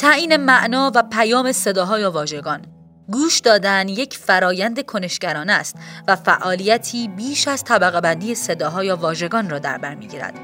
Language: Persian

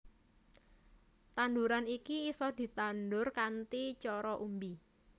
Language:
Javanese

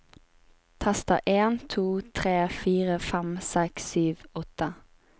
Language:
Norwegian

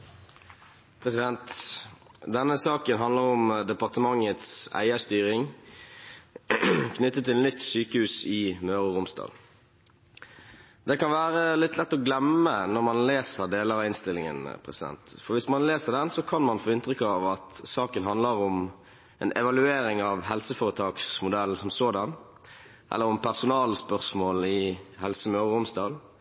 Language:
Norwegian Bokmål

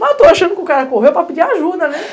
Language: Portuguese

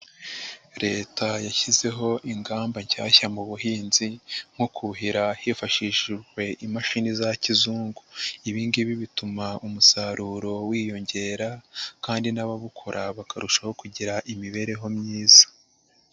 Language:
Kinyarwanda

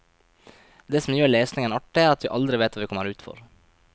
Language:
Norwegian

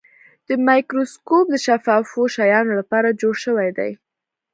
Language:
Pashto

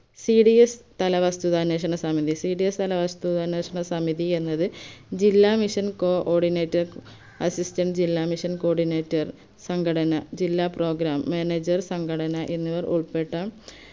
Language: Malayalam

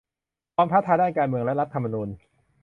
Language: Thai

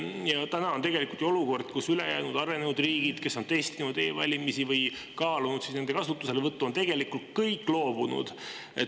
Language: Estonian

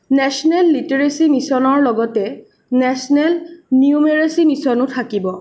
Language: Assamese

